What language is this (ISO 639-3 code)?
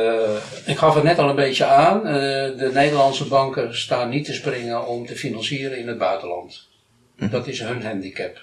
nld